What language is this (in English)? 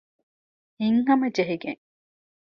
Divehi